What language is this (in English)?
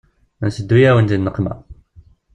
Kabyle